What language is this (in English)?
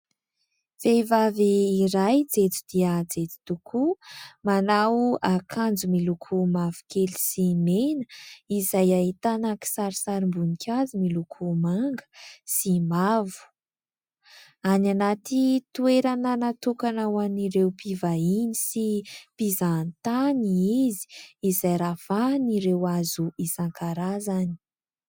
Malagasy